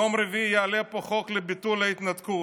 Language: Hebrew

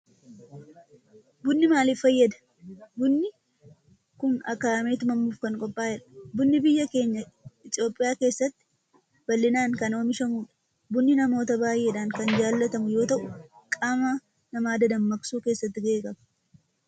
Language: Oromo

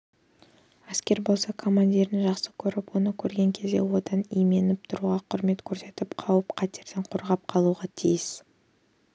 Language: Kazakh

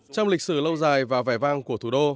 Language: Vietnamese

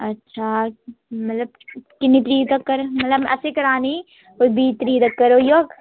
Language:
Dogri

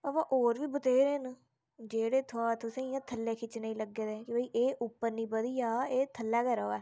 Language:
Dogri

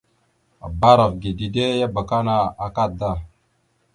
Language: Mada (Cameroon)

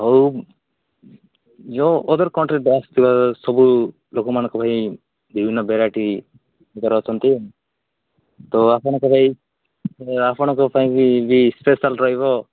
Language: Odia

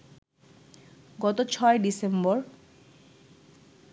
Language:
Bangla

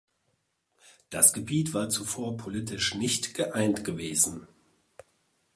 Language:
German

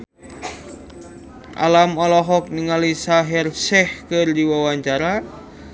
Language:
Sundanese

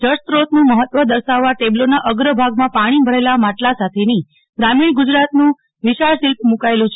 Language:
Gujarati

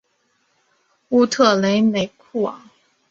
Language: Chinese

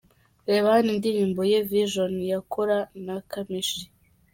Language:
Kinyarwanda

